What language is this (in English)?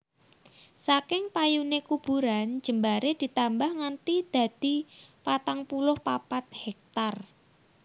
Javanese